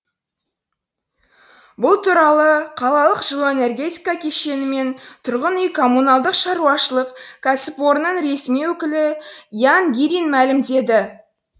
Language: Kazakh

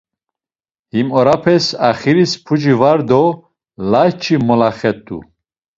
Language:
Laz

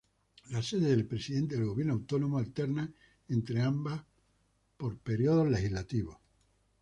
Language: Spanish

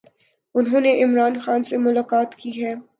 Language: Urdu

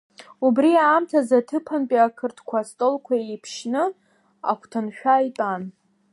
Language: Abkhazian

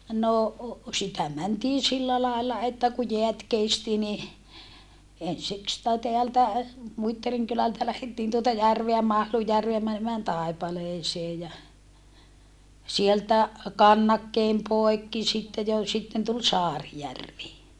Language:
Finnish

